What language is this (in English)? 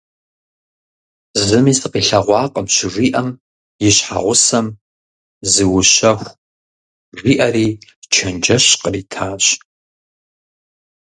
Kabardian